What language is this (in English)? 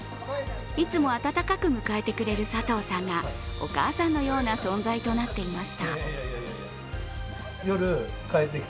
Japanese